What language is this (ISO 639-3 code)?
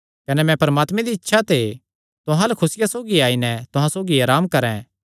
xnr